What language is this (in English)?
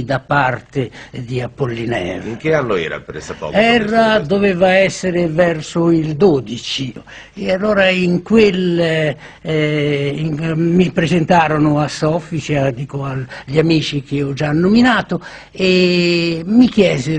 Italian